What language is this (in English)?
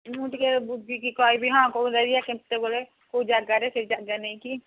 Odia